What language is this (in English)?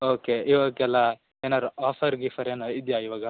Kannada